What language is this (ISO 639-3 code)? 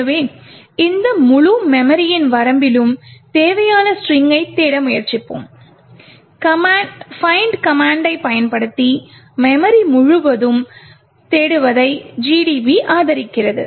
tam